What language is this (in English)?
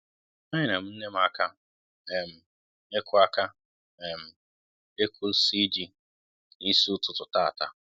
Igbo